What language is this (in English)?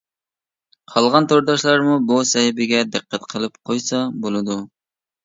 Uyghur